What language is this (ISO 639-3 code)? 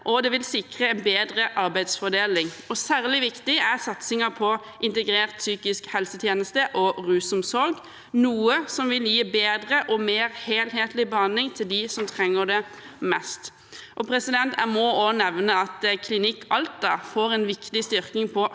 nor